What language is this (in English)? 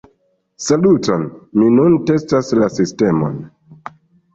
Esperanto